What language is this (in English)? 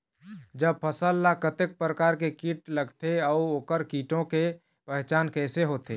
Chhattisgarhi